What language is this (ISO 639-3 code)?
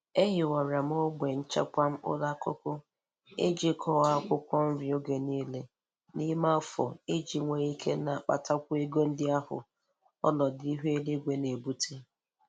ibo